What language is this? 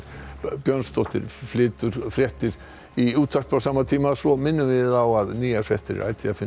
Icelandic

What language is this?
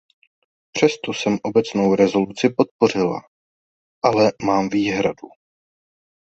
Czech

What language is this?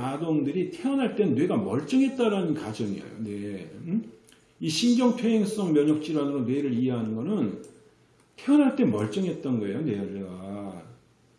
Korean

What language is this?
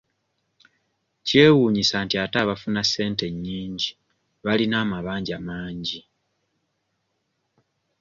Ganda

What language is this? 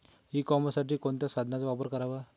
Marathi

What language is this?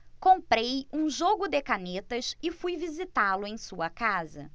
Portuguese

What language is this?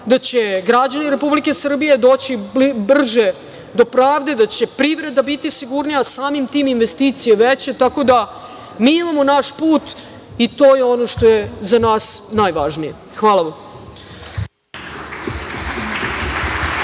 Serbian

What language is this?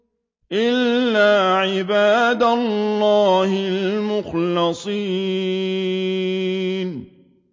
Arabic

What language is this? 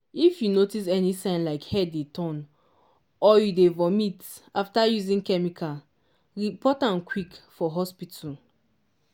Nigerian Pidgin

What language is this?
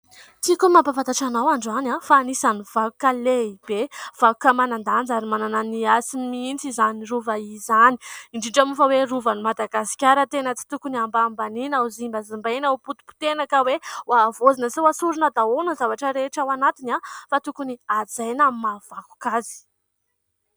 Malagasy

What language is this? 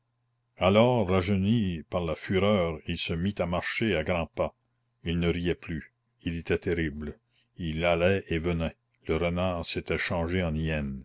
French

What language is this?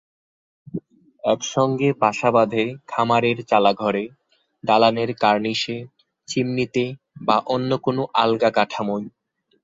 Bangla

